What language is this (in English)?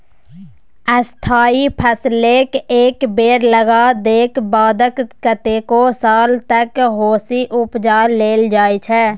Maithili